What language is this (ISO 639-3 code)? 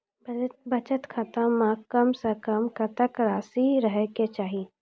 mai